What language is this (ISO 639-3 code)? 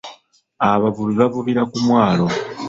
lug